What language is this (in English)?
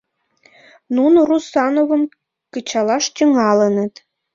Mari